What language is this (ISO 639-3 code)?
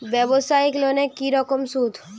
ben